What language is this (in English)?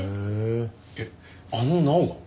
Japanese